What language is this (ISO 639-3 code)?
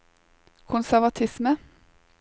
nor